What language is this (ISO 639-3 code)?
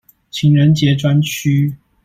zho